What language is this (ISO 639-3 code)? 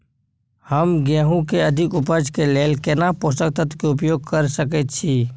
mai